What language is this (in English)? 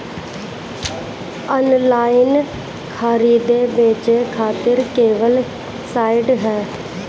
Bhojpuri